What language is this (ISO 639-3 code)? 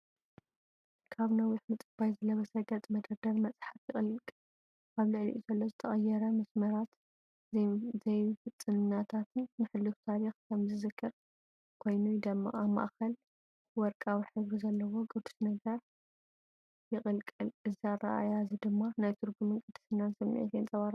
tir